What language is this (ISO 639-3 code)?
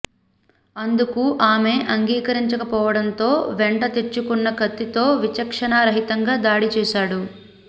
tel